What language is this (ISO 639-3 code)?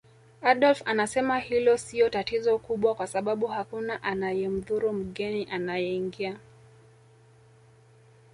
swa